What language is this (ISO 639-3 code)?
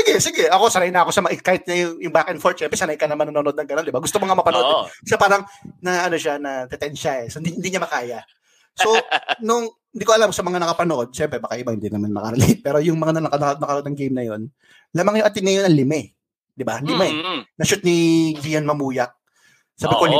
fil